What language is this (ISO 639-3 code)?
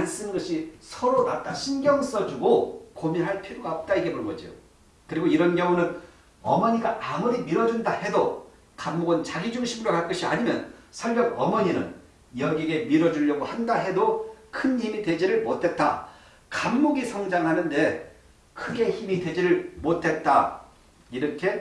kor